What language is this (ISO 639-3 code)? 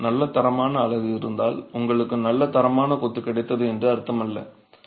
tam